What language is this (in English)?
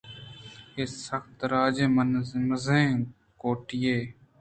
Eastern Balochi